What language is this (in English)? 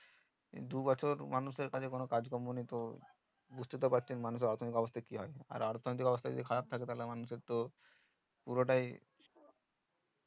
Bangla